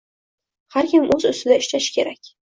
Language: Uzbek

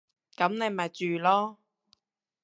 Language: Cantonese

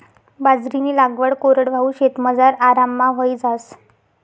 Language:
Marathi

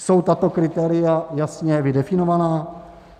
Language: Czech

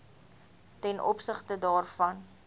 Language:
Afrikaans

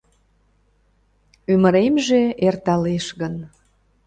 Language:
Mari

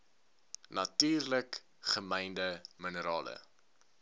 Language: Afrikaans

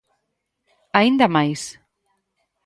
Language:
Galician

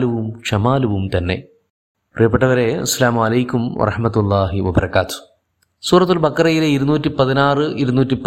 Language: Malayalam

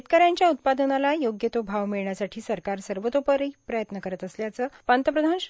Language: Marathi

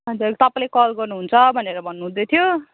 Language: Nepali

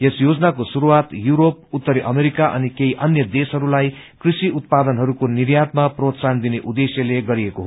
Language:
Nepali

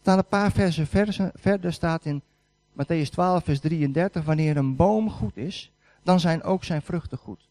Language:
Dutch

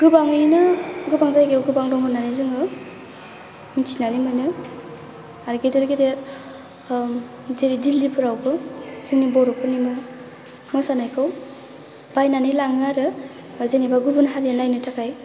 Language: Bodo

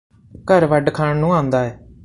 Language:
Punjabi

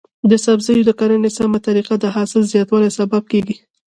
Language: Pashto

